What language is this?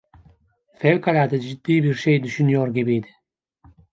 Turkish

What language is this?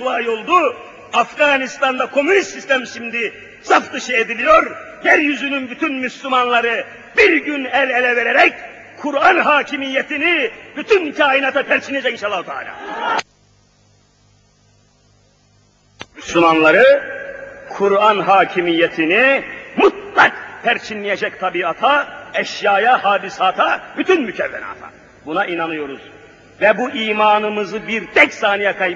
Turkish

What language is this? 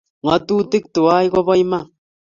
Kalenjin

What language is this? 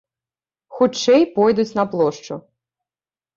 Belarusian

